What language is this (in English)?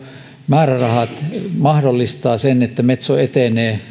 Finnish